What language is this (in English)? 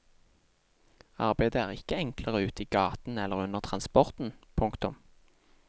Norwegian